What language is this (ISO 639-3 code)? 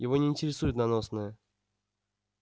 rus